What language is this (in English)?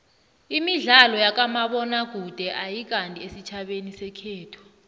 South Ndebele